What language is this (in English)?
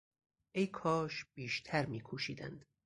Persian